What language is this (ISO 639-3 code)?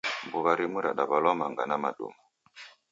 dav